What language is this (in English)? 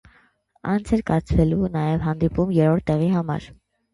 Armenian